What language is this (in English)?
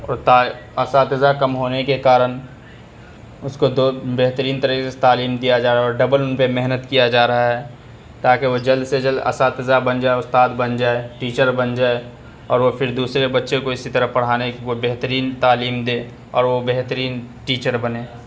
Urdu